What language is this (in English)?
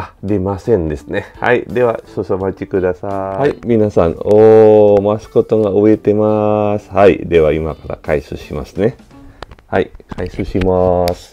Japanese